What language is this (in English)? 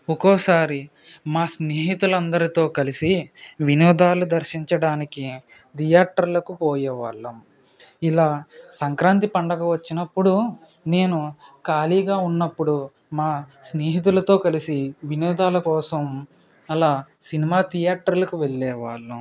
Telugu